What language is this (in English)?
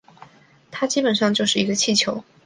Chinese